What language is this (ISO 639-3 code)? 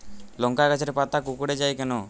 ben